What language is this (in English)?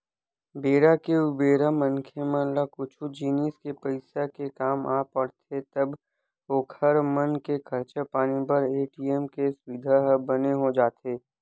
Chhattisgarhi